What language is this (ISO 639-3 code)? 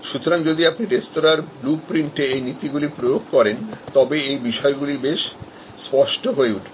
ben